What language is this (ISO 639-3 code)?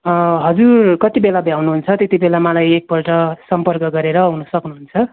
nep